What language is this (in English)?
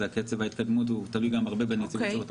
Hebrew